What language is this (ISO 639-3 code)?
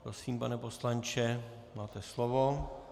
ces